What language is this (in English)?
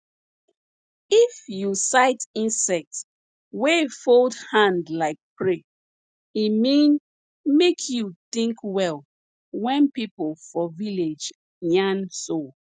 Nigerian Pidgin